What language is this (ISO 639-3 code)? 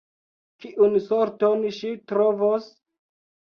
epo